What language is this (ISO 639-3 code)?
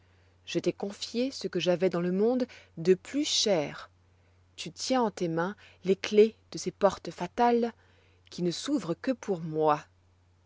fra